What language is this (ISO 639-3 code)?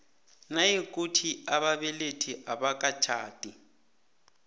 nbl